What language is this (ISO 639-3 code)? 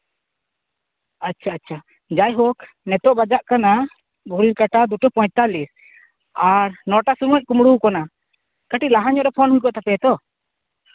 sat